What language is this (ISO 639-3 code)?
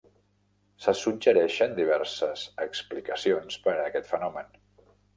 cat